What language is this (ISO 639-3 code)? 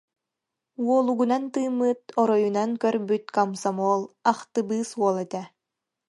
sah